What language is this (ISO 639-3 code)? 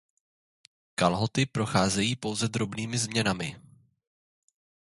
ces